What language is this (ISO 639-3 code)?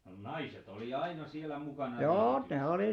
fin